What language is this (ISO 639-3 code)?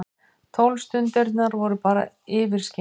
isl